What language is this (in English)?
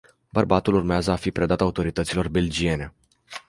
Romanian